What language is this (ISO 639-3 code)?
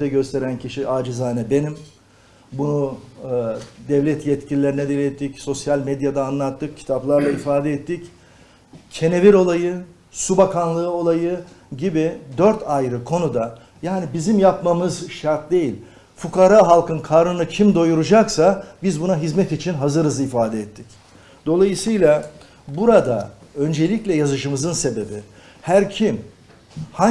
tur